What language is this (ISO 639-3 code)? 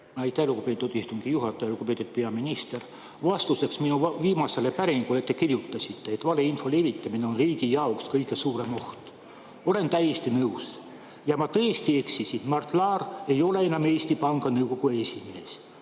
est